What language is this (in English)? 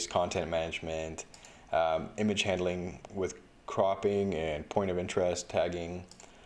English